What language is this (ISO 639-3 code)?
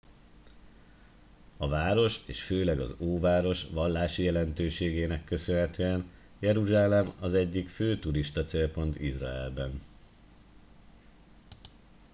hun